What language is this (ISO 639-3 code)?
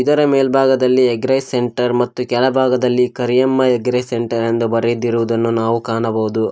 kan